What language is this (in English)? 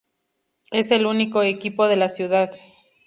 Spanish